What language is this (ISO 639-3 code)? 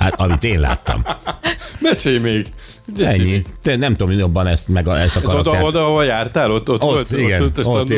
hun